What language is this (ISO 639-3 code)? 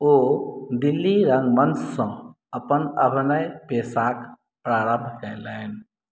mai